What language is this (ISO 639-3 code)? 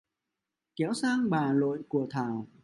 vie